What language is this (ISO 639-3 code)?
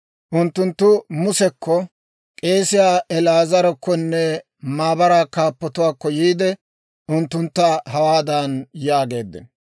dwr